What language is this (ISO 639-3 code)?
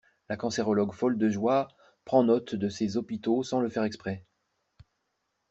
fra